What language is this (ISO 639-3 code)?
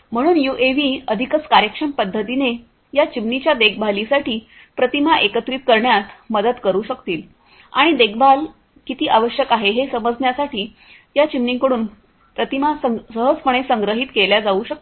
mar